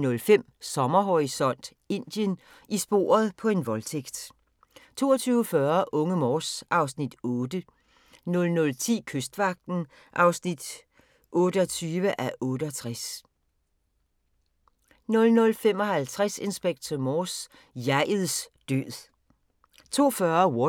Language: Danish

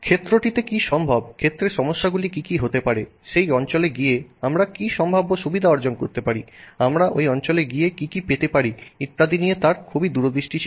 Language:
Bangla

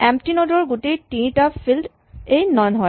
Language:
Assamese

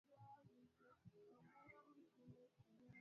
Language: Swahili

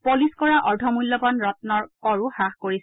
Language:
Assamese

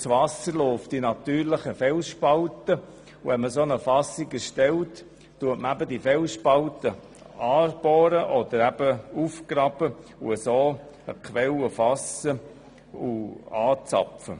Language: Swiss German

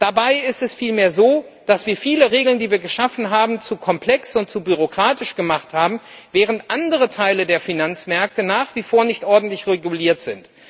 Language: German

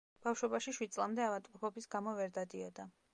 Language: Georgian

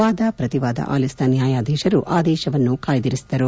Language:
Kannada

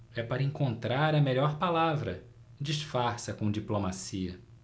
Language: Portuguese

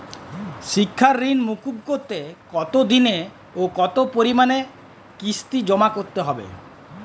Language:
Bangla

